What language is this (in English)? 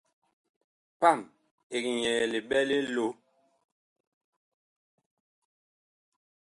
Bakoko